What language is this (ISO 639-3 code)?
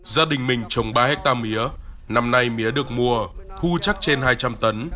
vie